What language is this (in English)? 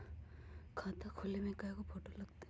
Magahi